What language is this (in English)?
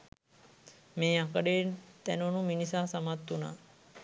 Sinhala